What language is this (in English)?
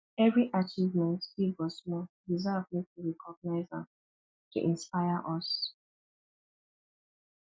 Nigerian Pidgin